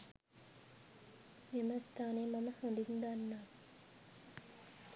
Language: Sinhala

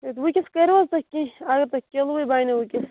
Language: Kashmiri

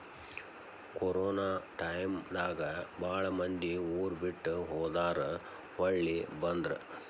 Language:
Kannada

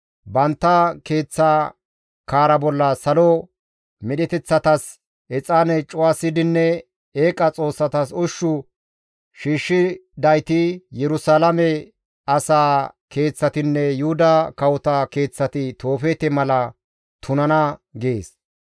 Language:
Gamo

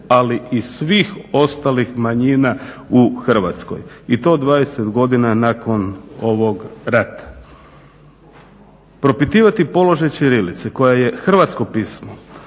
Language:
Croatian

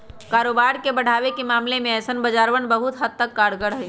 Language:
Magahi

